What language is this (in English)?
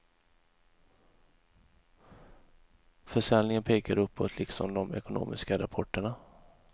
Swedish